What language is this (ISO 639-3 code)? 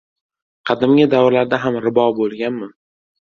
uzb